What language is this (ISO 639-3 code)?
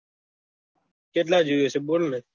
guj